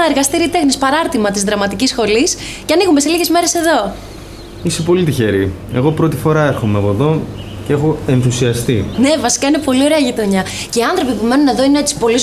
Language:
Greek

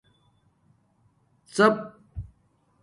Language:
Domaaki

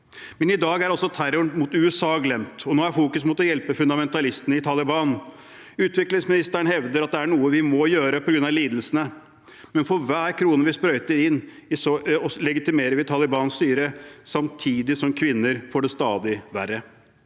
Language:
Norwegian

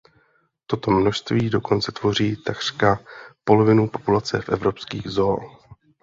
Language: Czech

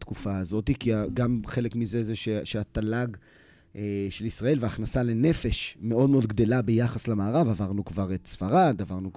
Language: Hebrew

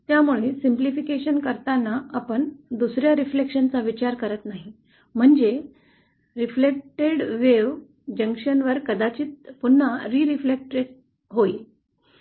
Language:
Marathi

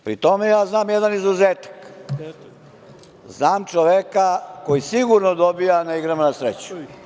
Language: Serbian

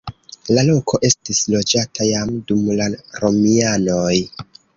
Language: Esperanto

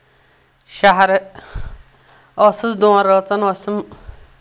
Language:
Kashmiri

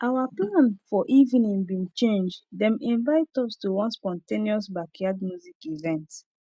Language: Nigerian Pidgin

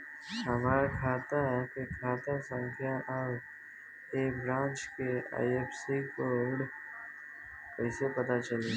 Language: Bhojpuri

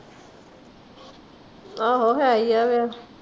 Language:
Punjabi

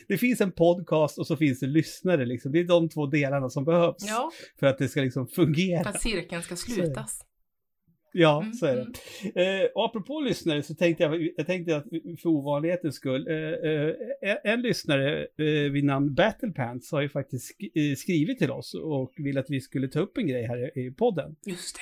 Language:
Swedish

